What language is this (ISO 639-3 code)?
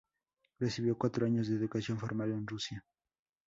spa